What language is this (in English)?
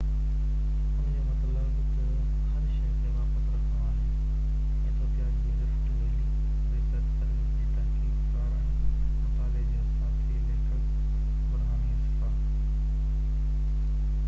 Sindhi